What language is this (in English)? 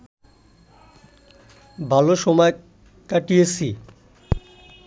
Bangla